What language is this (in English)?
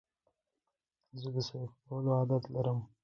Pashto